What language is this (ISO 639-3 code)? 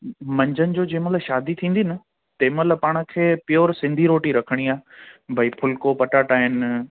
snd